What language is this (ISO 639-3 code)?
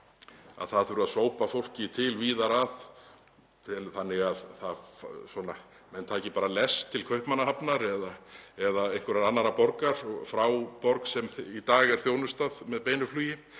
isl